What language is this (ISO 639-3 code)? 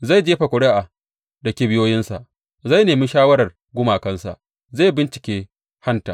hau